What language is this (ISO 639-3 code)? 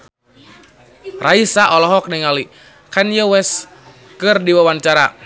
sun